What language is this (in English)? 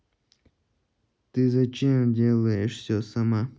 Russian